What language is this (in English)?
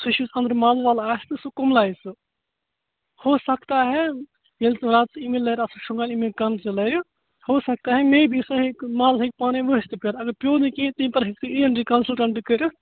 Kashmiri